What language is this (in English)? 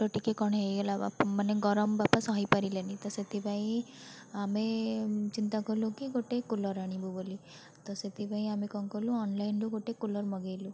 Odia